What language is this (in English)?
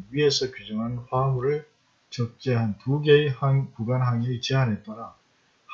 Korean